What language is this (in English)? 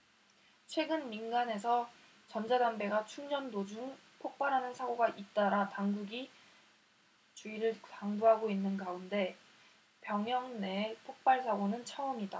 Korean